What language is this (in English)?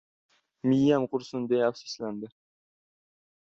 Uzbek